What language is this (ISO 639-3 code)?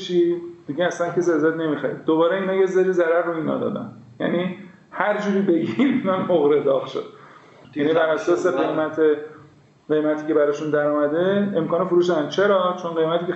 fas